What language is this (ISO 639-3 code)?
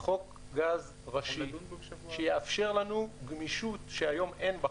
heb